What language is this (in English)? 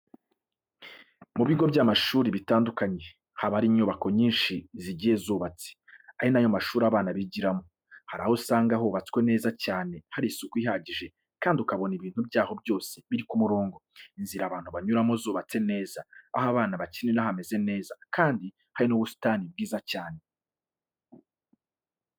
Kinyarwanda